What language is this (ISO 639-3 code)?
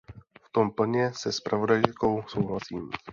ces